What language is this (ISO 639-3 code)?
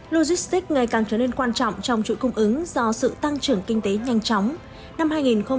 vie